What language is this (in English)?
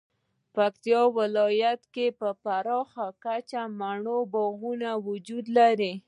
Pashto